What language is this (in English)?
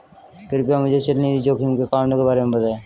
Hindi